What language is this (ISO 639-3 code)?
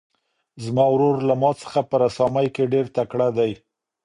pus